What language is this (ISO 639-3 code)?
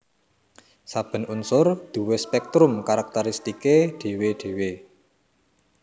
jav